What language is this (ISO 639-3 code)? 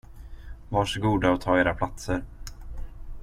swe